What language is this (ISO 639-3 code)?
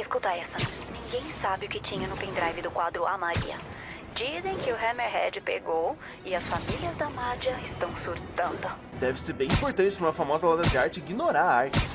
por